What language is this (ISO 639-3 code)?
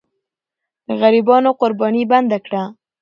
pus